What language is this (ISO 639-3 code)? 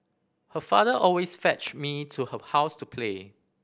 eng